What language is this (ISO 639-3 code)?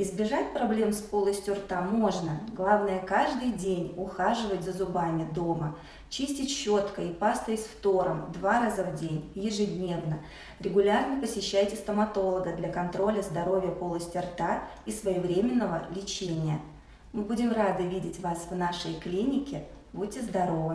rus